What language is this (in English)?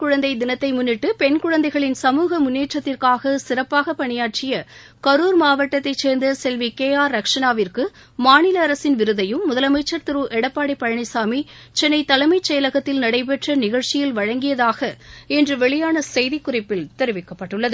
Tamil